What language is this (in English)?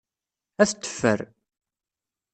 Kabyle